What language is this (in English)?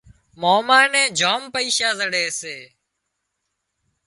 Wadiyara Koli